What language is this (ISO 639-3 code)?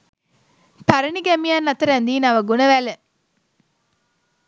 sin